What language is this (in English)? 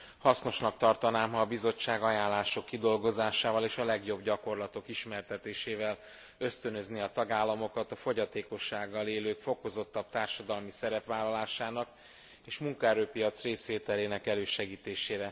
Hungarian